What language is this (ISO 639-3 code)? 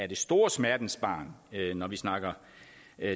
dan